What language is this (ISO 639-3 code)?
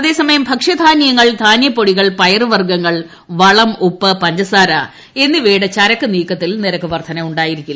mal